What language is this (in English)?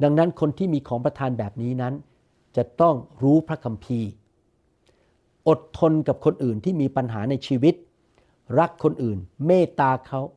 Thai